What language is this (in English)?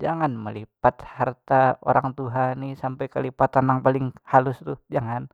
Banjar